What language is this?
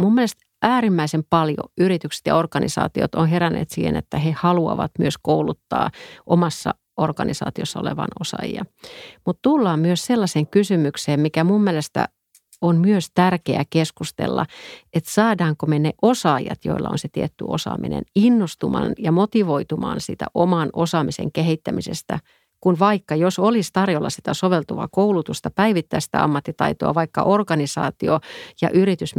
Finnish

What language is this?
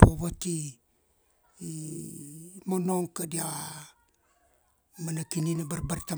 Kuanua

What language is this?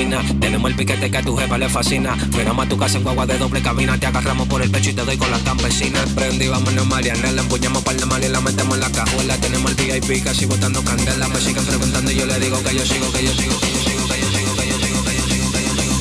Hungarian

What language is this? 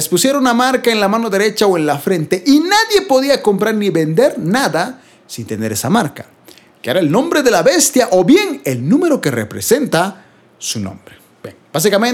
Spanish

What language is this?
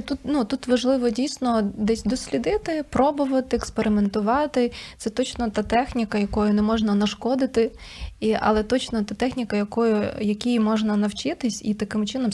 Ukrainian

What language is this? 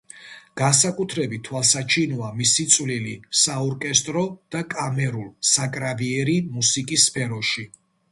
Georgian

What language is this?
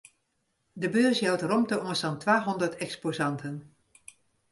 Western Frisian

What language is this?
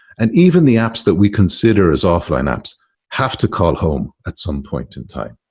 English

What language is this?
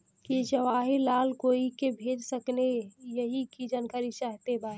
Bhojpuri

